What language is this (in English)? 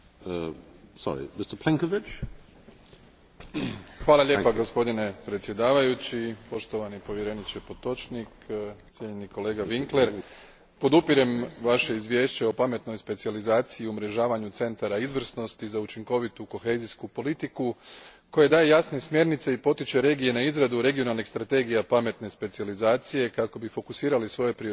Croatian